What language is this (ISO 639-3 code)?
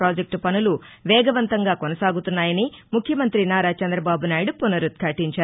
tel